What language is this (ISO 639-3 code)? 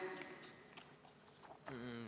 est